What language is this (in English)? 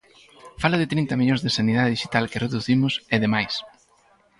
Galician